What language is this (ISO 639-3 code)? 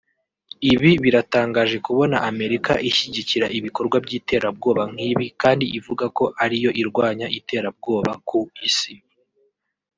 kin